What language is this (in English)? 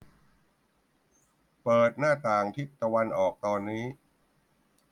Thai